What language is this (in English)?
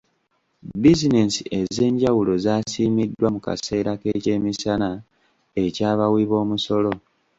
Ganda